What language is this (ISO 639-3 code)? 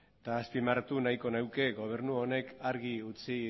eus